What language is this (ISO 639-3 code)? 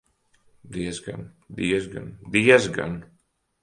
lav